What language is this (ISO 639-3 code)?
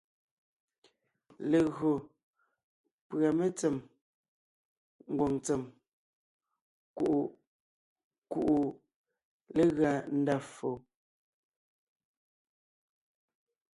nnh